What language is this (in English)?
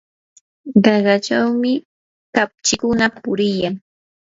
Yanahuanca Pasco Quechua